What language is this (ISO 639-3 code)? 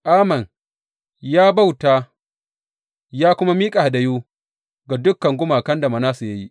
hau